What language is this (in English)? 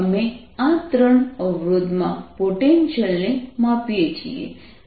Gujarati